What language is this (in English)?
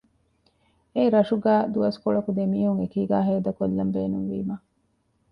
Divehi